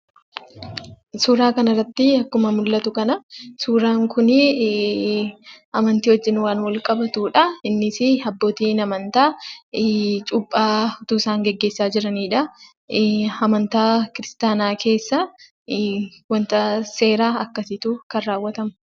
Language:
Oromo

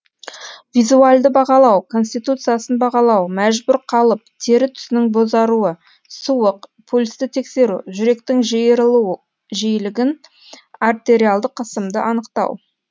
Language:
Kazakh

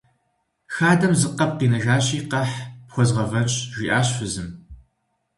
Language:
Kabardian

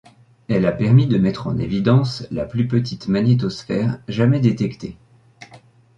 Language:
French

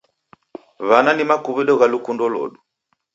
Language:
Taita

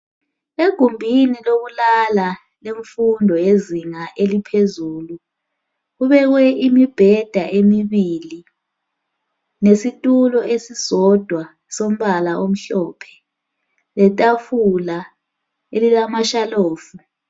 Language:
North Ndebele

